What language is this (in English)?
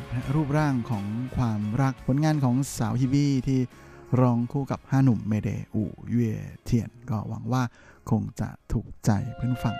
Thai